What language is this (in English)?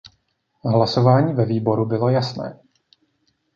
Czech